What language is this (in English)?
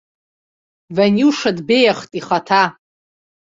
Abkhazian